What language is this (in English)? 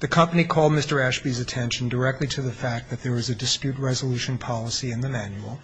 English